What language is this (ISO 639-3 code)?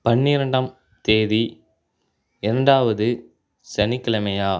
tam